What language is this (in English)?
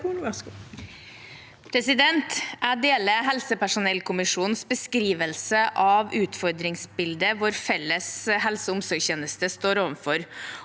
Norwegian